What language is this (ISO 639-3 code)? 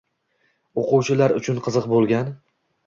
uzb